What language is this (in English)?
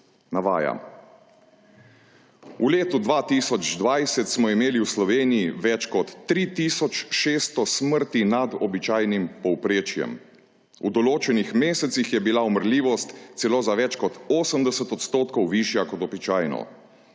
Slovenian